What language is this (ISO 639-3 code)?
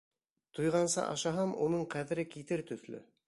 bak